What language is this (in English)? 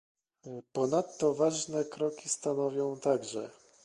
Polish